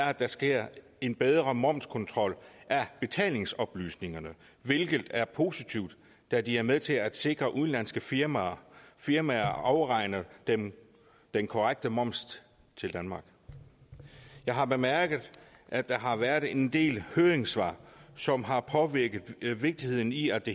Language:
Danish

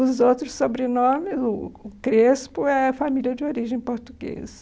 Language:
Portuguese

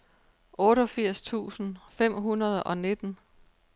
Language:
Danish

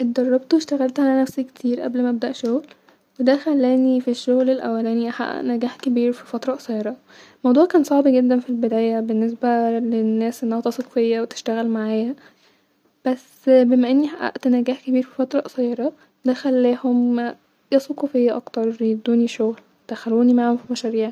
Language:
Egyptian Arabic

